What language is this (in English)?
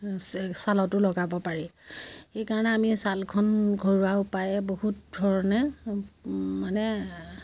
Assamese